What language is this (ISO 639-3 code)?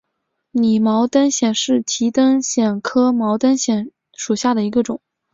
zho